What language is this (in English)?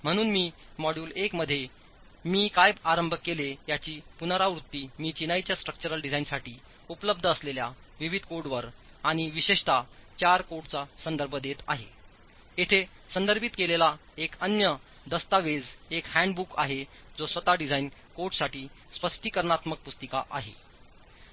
Marathi